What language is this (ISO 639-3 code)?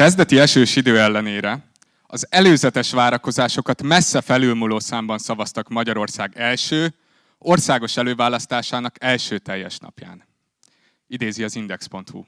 hun